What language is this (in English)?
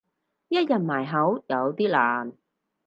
Cantonese